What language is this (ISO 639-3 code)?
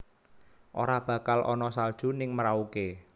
jav